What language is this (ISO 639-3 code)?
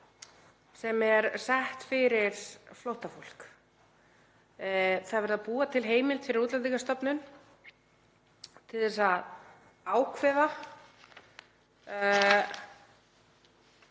isl